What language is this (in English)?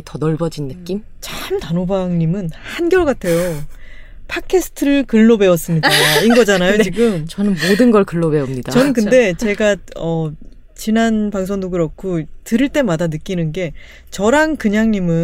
Korean